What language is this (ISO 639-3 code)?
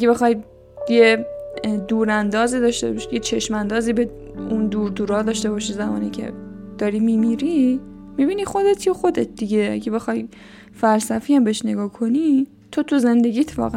fas